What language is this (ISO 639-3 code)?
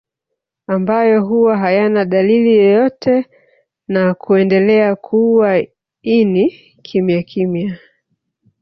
swa